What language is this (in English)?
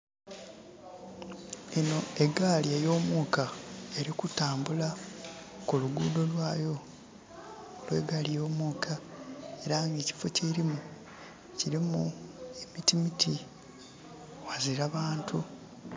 Soga